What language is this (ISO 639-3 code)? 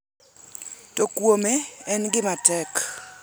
luo